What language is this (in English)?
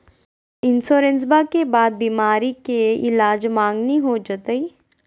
Magahi